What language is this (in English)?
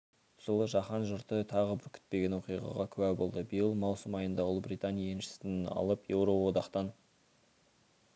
Kazakh